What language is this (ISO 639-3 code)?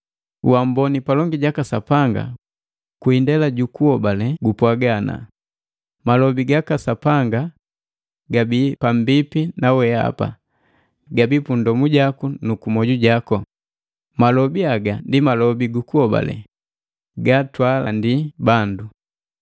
mgv